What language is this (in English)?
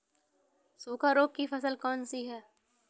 Hindi